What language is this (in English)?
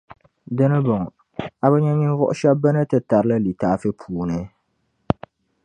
Dagbani